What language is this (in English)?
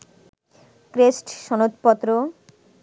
Bangla